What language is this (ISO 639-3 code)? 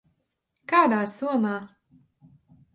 lav